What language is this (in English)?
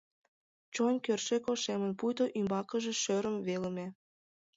Mari